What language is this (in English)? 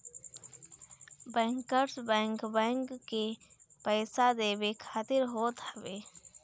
Bhojpuri